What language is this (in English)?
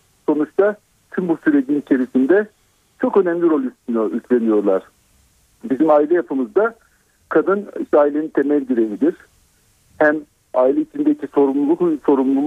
Turkish